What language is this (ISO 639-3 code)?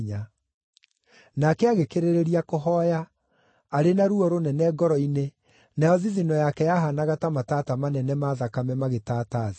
kik